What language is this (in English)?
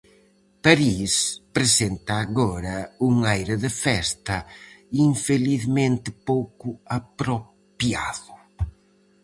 Galician